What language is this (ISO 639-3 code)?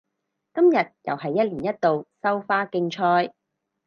yue